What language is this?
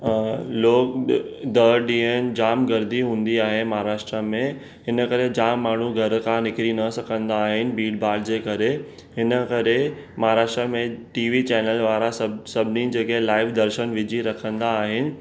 Sindhi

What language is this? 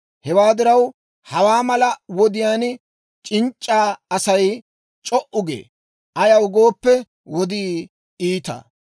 Dawro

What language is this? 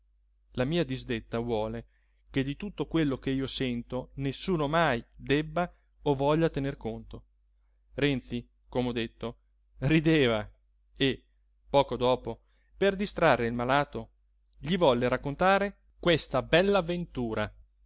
Italian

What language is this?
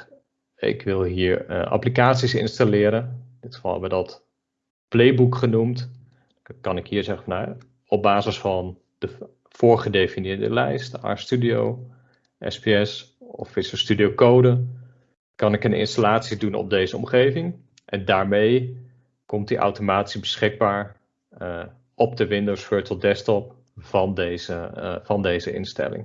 Dutch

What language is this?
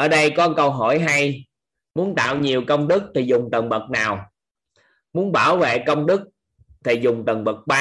Vietnamese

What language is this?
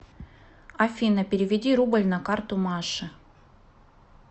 Russian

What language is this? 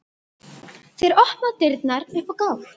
Icelandic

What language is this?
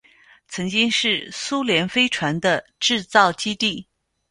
Chinese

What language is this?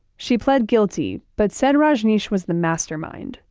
English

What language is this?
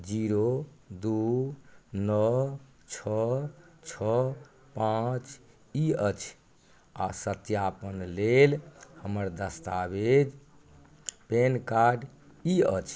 Maithili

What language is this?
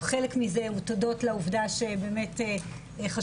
Hebrew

